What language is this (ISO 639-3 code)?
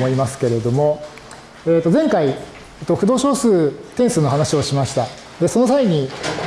jpn